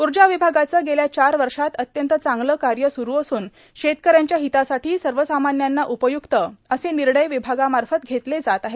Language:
Marathi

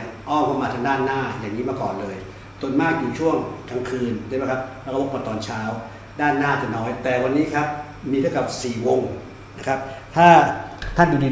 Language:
Thai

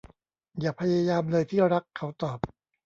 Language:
Thai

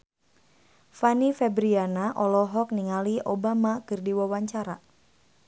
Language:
Sundanese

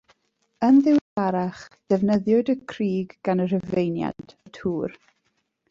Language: Welsh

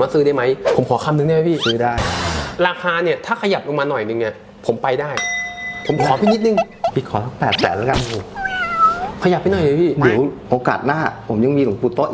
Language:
Thai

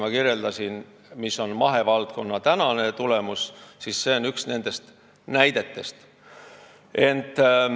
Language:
Estonian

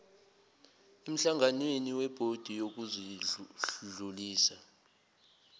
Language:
Zulu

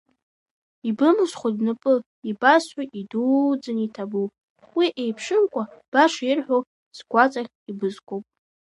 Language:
Abkhazian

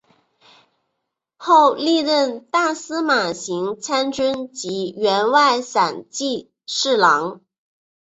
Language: Chinese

